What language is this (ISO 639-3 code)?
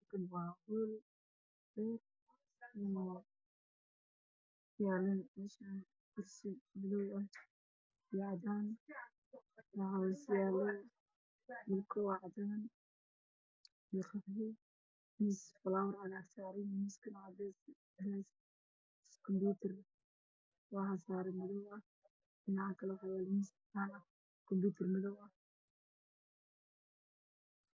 som